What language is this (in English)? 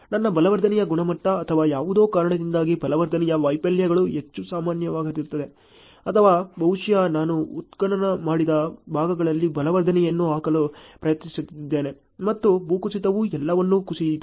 Kannada